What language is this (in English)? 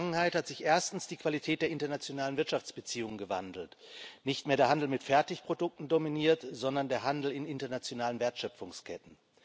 German